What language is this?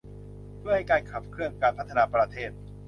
Thai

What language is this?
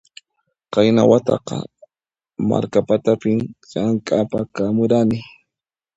Puno Quechua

